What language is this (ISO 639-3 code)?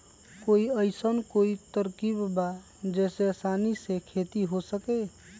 mag